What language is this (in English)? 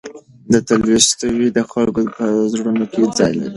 Pashto